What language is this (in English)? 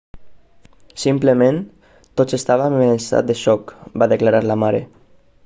Catalan